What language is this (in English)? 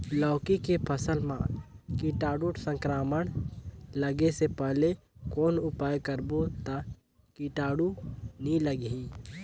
Chhattisgarhi